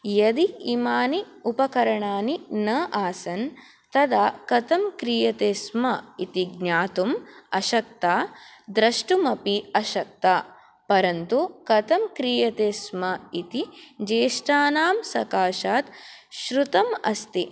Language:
Sanskrit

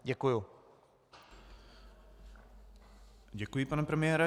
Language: Czech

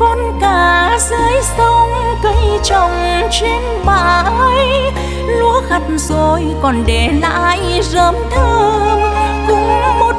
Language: Vietnamese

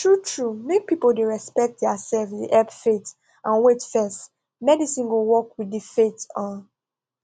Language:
Nigerian Pidgin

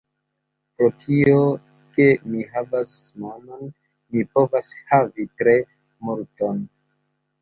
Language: Esperanto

